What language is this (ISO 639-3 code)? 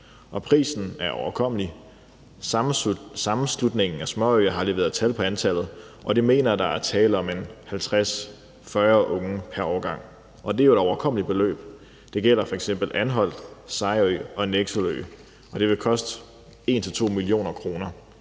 dan